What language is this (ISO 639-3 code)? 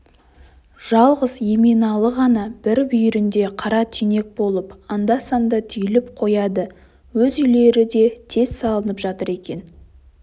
kaz